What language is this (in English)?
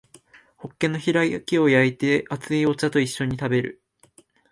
Japanese